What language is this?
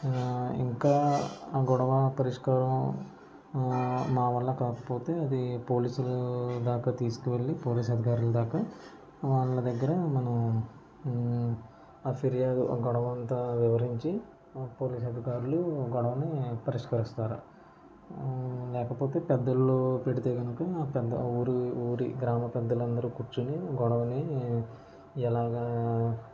Telugu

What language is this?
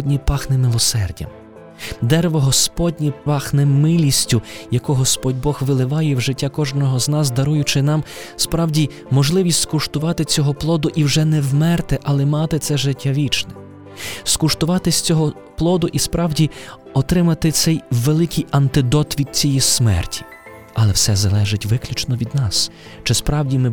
Ukrainian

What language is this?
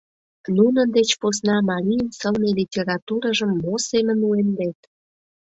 Mari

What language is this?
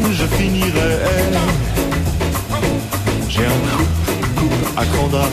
Hungarian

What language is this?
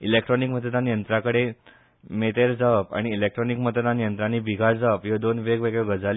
Konkani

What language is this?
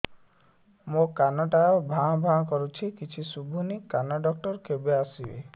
Odia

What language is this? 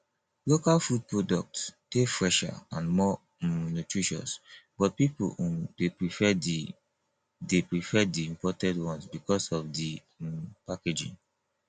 Nigerian Pidgin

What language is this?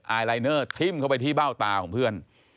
Thai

